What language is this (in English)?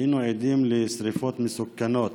Hebrew